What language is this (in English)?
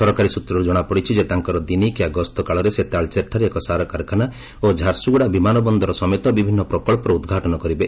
Odia